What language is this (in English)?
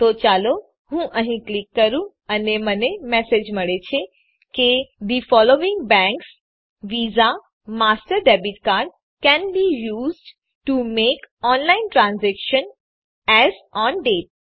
Gujarati